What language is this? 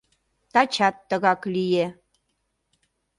Mari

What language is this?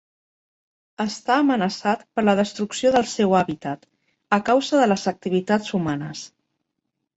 Catalan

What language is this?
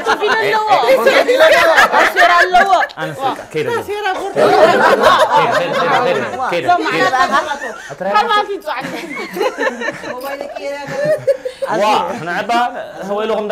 Arabic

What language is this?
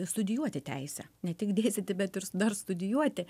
Lithuanian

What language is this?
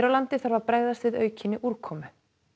Icelandic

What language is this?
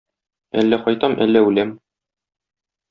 Tatar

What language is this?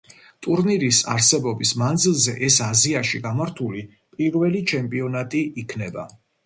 Georgian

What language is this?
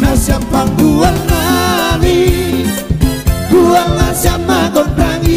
Indonesian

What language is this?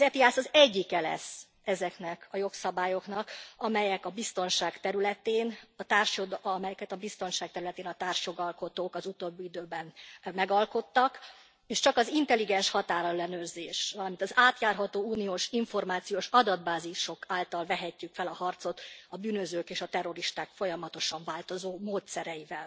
Hungarian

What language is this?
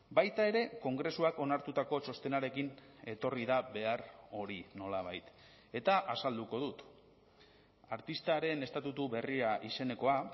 Basque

